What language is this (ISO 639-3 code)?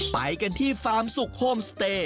tha